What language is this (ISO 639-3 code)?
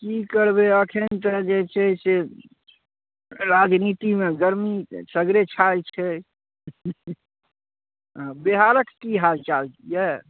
mai